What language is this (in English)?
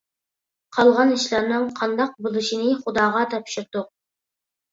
Uyghur